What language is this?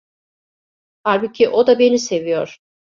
Turkish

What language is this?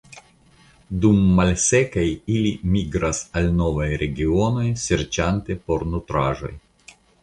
Esperanto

